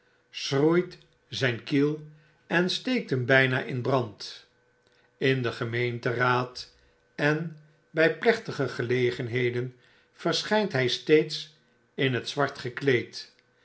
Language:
Dutch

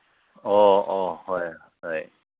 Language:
Manipuri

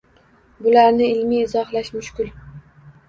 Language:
Uzbek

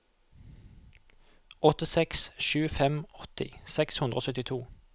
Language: Norwegian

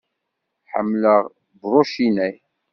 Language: Kabyle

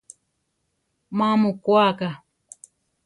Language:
Central Tarahumara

